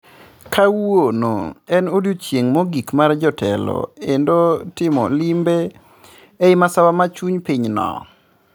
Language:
Luo (Kenya and Tanzania)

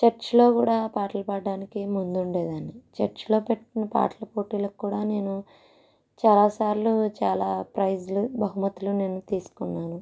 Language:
Telugu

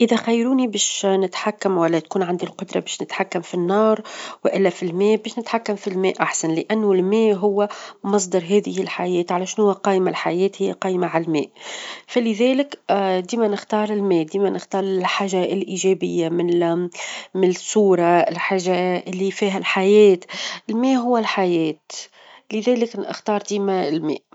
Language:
Tunisian Arabic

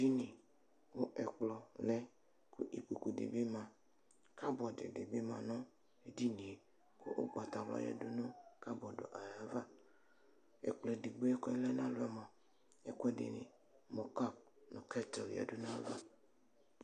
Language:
Ikposo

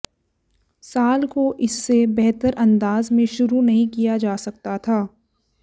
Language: Hindi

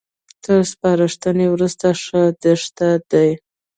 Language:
Pashto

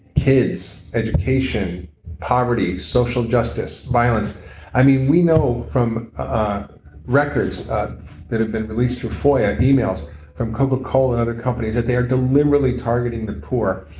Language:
English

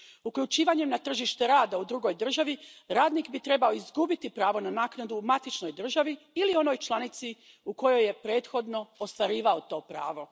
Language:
Croatian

